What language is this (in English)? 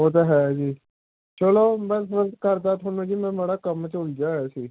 Punjabi